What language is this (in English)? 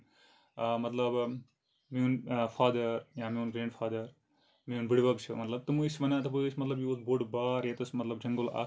Kashmiri